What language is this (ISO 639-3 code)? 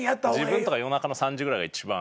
jpn